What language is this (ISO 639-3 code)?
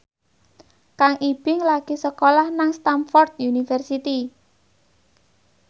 jav